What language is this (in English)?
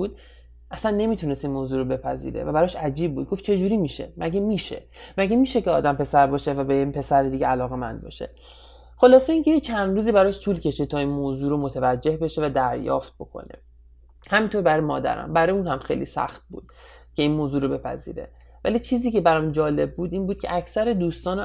Persian